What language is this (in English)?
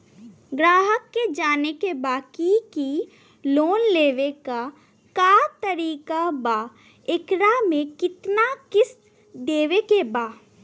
Bhojpuri